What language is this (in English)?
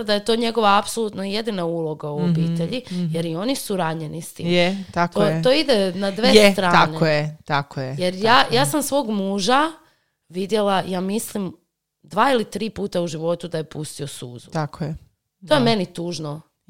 Croatian